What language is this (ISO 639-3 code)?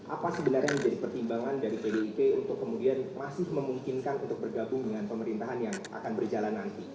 ind